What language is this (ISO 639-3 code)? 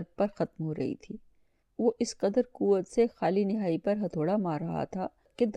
urd